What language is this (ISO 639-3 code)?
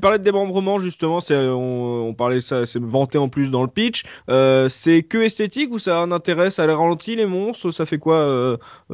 fra